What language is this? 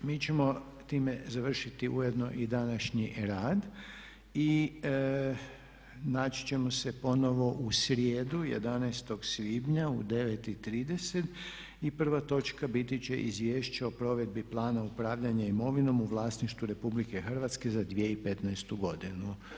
Croatian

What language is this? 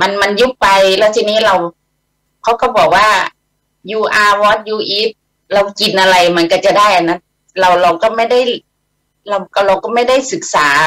Thai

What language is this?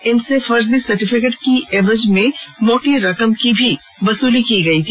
Hindi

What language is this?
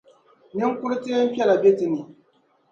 Dagbani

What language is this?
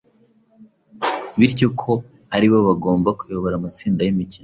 Kinyarwanda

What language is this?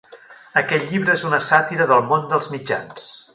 Catalan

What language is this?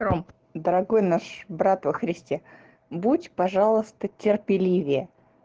Russian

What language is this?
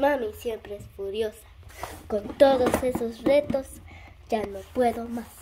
Spanish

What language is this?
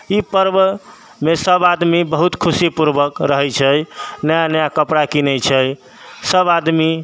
Maithili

